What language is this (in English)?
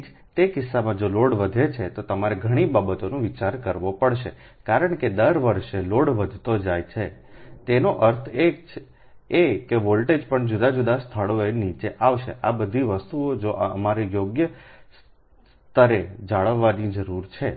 Gujarati